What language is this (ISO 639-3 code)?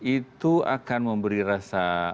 ind